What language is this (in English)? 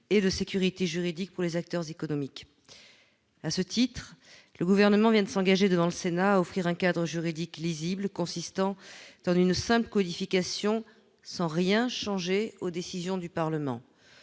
French